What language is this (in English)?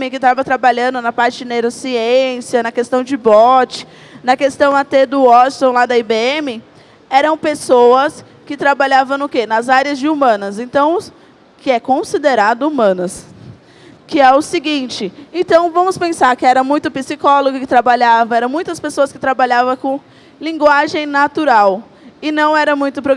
Portuguese